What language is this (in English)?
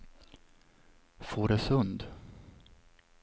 Swedish